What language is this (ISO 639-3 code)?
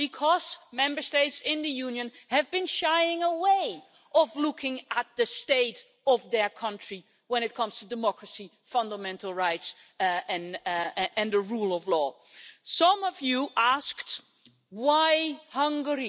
eng